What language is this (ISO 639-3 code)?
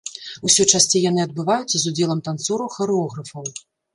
bel